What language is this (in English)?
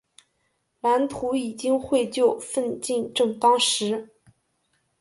Chinese